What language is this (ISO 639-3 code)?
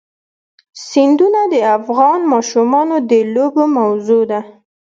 pus